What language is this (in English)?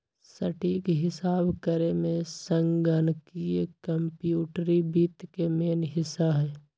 Magahi